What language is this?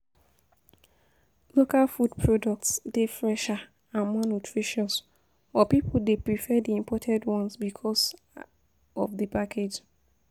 Nigerian Pidgin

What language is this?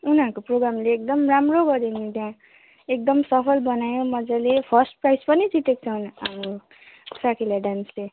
Nepali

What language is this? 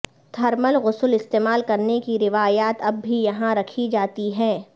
Urdu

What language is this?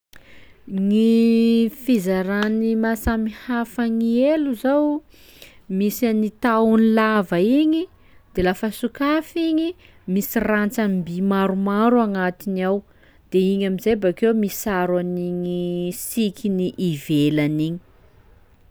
Sakalava Malagasy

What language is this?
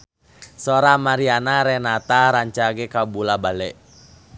Sundanese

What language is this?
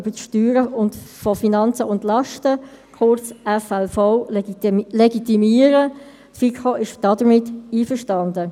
Swiss German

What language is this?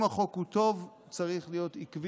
Hebrew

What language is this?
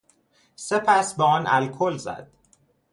Persian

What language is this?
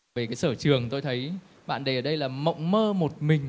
Vietnamese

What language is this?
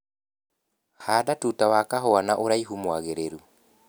Kikuyu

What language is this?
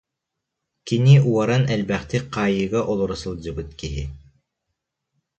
Yakut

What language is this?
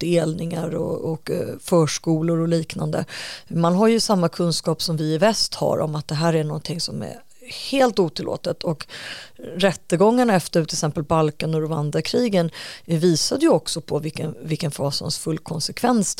Swedish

